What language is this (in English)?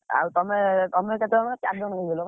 Odia